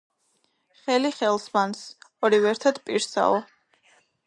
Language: Georgian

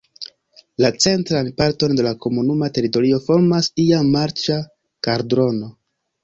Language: Esperanto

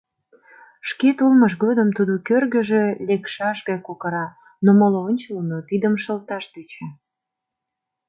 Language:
Mari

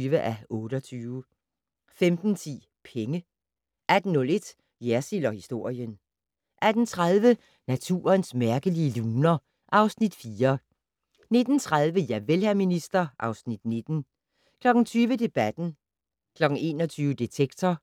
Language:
Danish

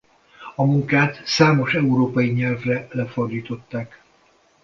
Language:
Hungarian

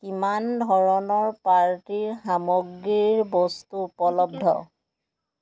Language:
Assamese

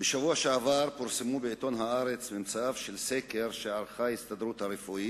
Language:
Hebrew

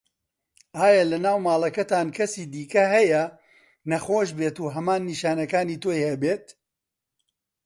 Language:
Central Kurdish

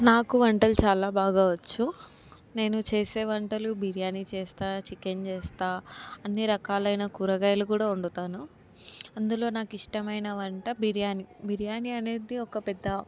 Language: Telugu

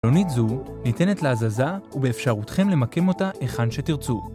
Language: Hebrew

